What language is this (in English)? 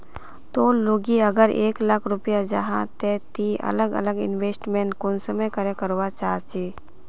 Magahi